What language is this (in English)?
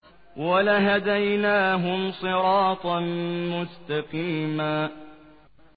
Arabic